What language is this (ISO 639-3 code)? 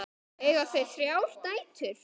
isl